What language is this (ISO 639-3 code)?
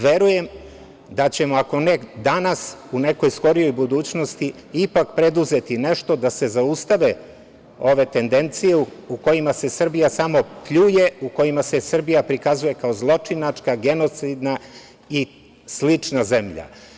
srp